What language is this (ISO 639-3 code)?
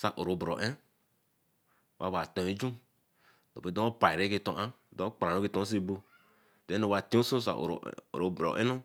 elm